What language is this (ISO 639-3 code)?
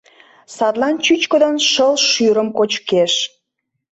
chm